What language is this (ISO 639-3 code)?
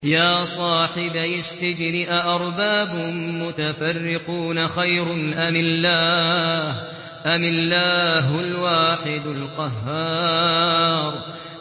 ara